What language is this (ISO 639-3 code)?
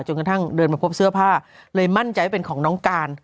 tha